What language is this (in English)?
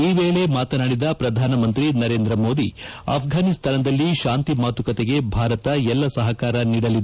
Kannada